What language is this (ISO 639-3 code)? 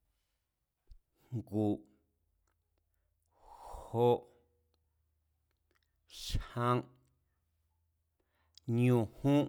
vmz